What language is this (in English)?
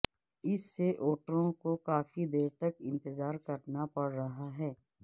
Urdu